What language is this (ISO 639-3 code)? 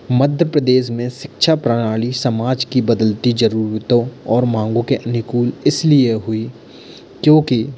hin